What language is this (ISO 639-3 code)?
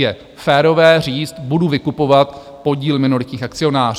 ces